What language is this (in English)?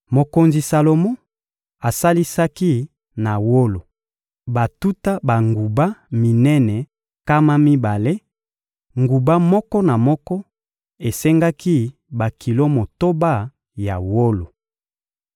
Lingala